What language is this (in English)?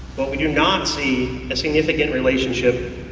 English